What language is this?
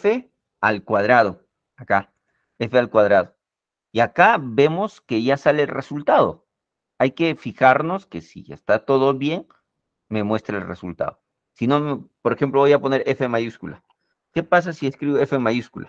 Spanish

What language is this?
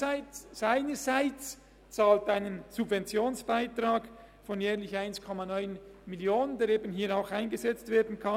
Swiss German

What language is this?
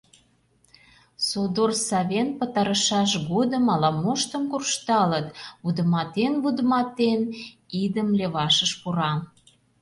Mari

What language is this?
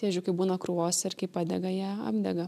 Lithuanian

